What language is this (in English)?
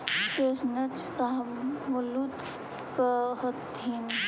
Magahi